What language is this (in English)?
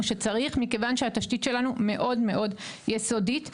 Hebrew